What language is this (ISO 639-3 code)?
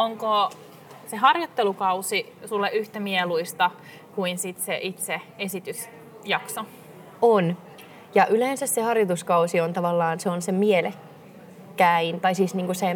fin